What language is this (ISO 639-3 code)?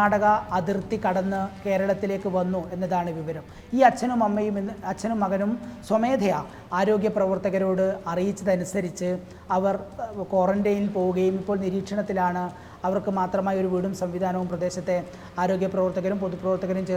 mal